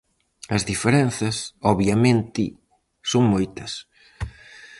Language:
Galician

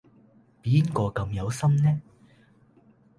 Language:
Cantonese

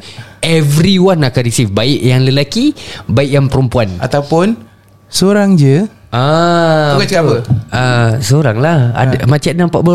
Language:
Malay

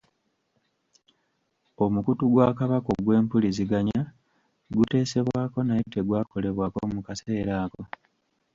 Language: Ganda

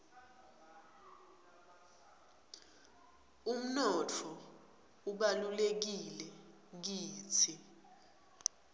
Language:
Swati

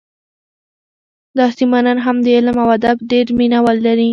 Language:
Pashto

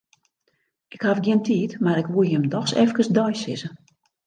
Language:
Western Frisian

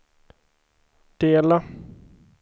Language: Swedish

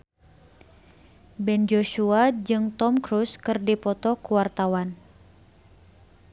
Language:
Sundanese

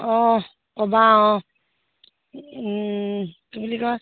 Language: Assamese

